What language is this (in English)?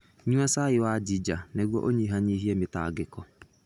Kikuyu